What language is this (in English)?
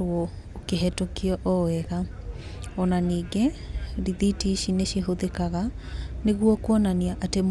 Kikuyu